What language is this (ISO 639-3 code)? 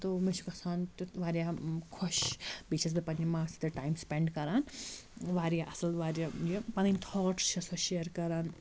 kas